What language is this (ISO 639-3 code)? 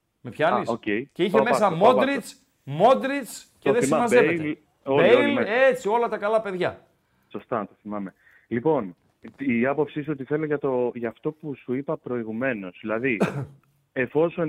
ell